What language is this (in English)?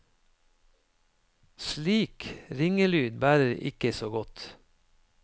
Norwegian